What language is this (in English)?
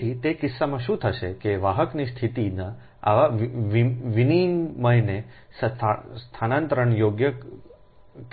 Gujarati